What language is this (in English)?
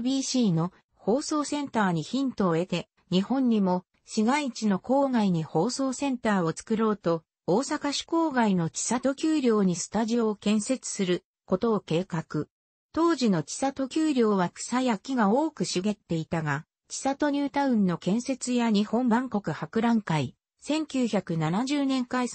Japanese